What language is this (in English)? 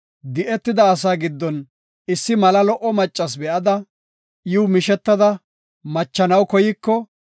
Gofa